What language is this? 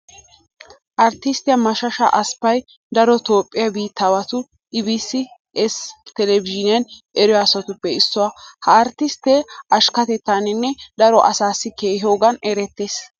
Wolaytta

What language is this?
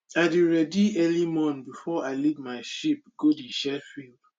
Nigerian Pidgin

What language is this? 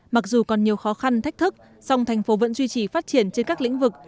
Vietnamese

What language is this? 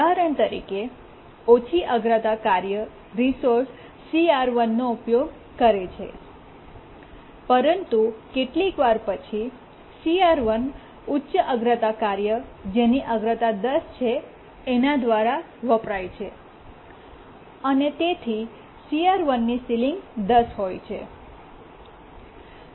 Gujarati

